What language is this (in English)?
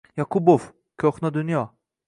Uzbek